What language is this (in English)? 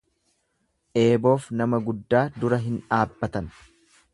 Oromo